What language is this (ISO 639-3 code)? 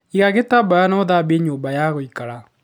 kik